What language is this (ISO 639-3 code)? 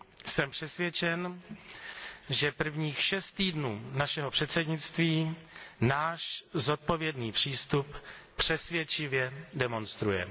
ces